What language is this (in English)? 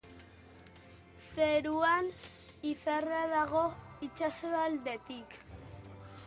Basque